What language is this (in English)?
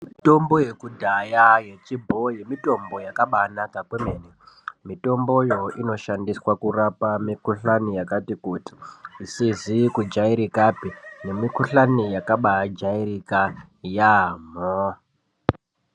Ndau